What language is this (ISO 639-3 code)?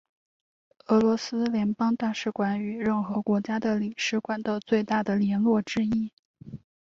zho